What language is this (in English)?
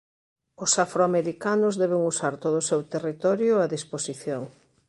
Galician